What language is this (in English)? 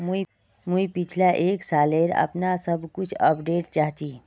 Magahi